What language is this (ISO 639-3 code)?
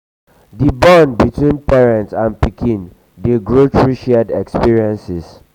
pcm